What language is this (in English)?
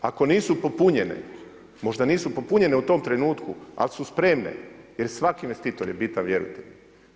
Croatian